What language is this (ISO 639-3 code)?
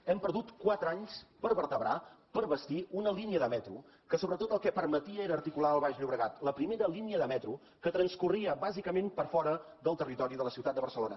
cat